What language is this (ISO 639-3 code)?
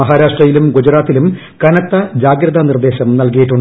mal